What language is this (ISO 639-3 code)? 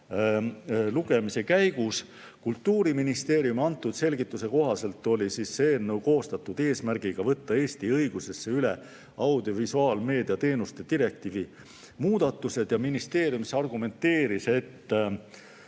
est